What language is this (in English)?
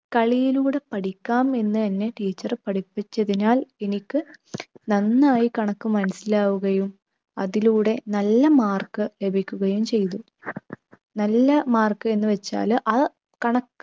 Malayalam